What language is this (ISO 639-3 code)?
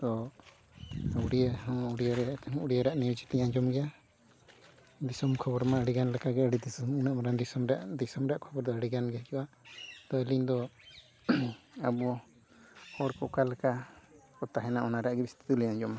sat